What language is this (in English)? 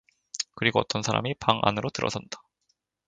Korean